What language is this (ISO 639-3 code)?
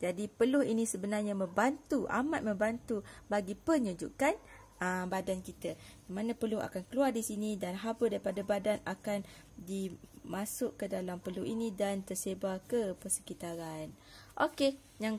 msa